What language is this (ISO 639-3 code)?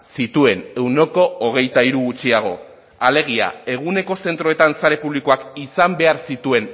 eus